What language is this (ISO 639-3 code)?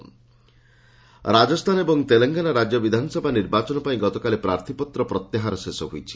ori